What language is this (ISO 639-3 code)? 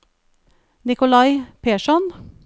nor